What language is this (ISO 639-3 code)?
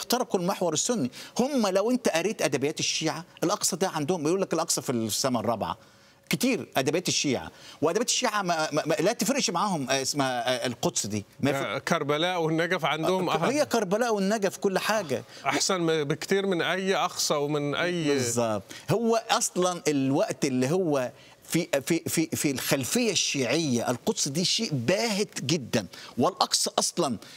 ara